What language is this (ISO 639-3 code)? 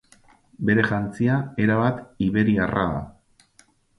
eus